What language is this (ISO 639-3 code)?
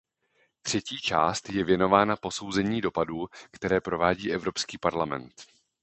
ces